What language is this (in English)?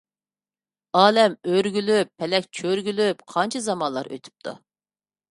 Uyghur